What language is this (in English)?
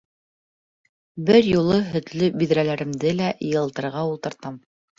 Bashkir